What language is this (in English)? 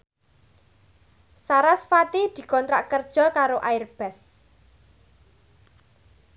Javanese